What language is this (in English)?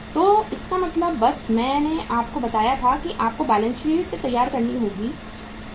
Hindi